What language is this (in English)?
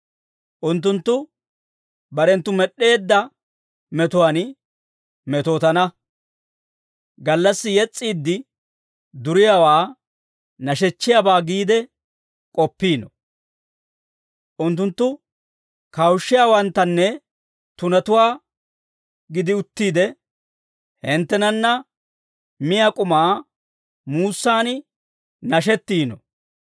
Dawro